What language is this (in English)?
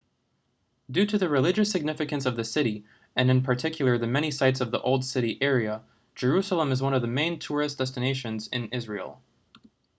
English